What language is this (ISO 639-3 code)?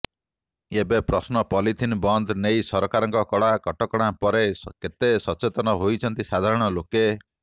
ori